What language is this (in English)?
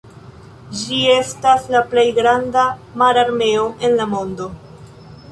Esperanto